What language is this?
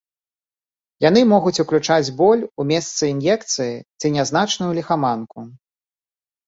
Belarusian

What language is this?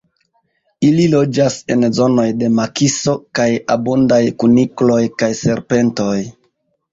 Esperanto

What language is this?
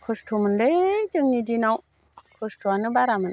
Bodo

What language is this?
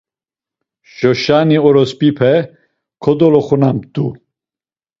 Laz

